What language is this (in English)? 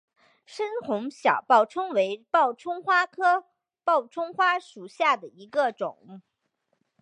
Chinese